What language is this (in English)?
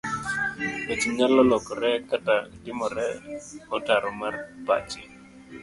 Luo (Kenya and Tanzania)